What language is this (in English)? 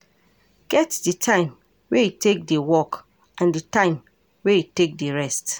Nigerian Pidgin